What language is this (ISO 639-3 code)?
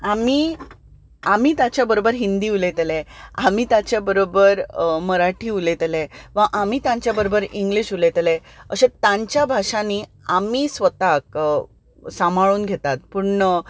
kok